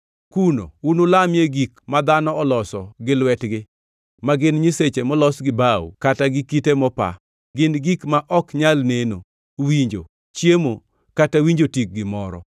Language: Luo (Kenya and Tanzania)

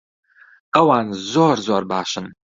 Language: Central Kurdish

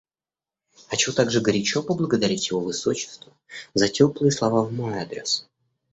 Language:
Russian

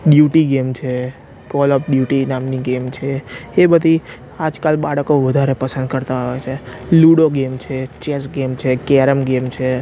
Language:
Gujarati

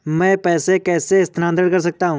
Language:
Hindi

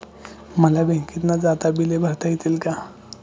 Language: Marathi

